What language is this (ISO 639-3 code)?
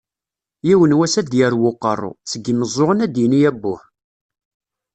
kab